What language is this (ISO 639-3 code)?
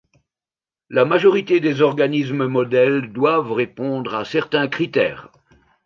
fra